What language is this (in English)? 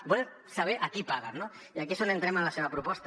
Catalan